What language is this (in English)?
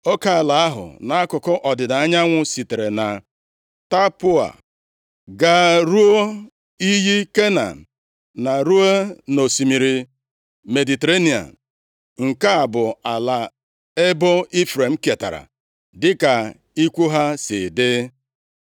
Igbo